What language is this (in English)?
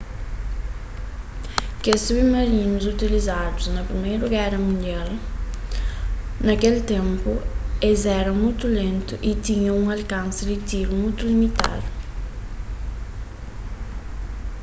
Kabuverdianu